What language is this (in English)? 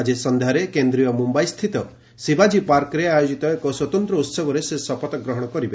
Odia